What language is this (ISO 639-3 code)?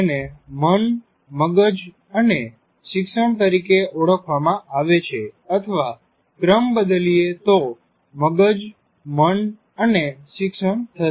guj